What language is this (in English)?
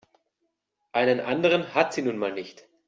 German